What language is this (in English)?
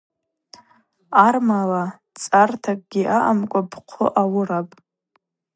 Abaza